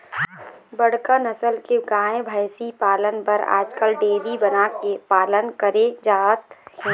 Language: Chhattisgarhi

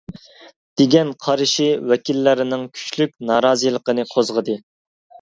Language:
Uyghur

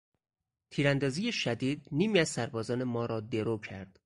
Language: Persian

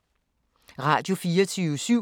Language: Danish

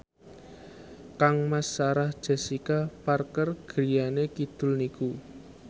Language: Javanese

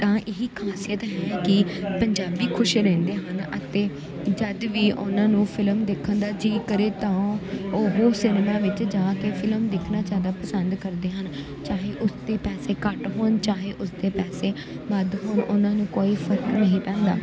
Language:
Punjabi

